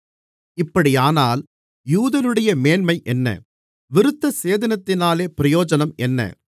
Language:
Tamil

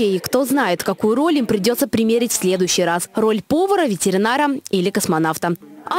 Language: Russian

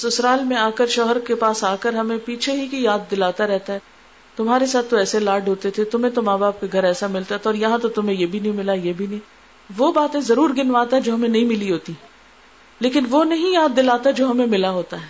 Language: Urdu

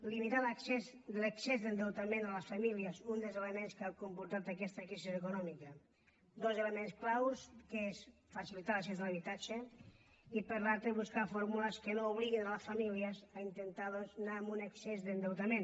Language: Catalan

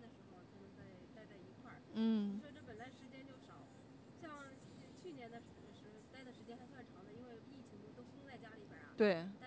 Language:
Chinese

